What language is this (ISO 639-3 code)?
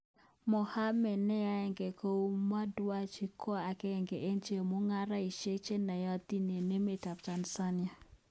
kln